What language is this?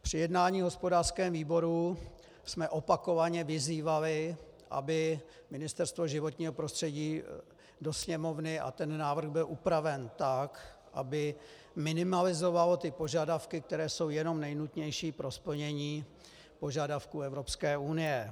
Czech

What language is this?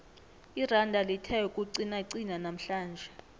South Ndebele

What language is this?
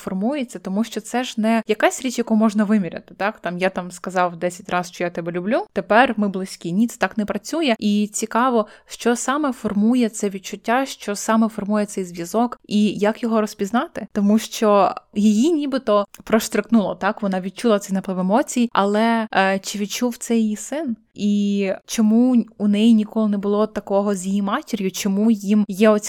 Ukrainian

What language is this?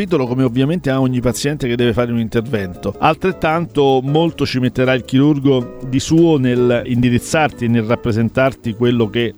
Italian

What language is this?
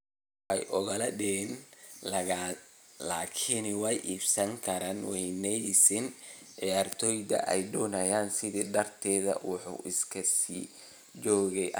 Somali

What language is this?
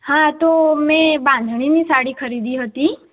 Gujarati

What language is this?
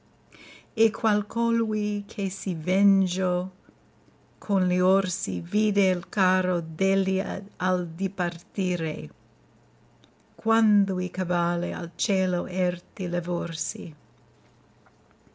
Italian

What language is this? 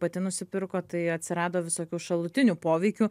Lithuanian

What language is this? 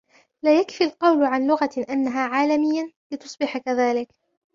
Arabic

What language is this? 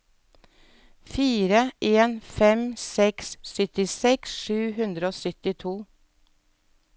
Norwegian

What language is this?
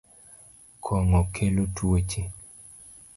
Luo (Kenya and Tanzania)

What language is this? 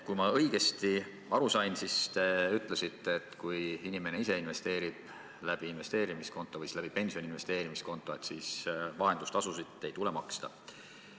Estonian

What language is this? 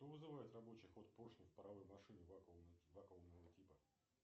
Russian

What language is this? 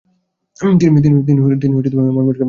Bangla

